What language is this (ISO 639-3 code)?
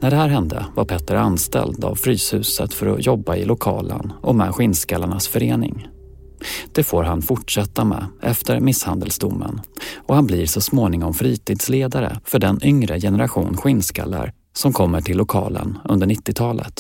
swe